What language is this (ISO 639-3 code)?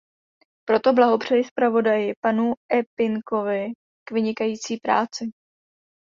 ces